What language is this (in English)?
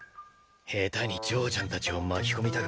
Japanese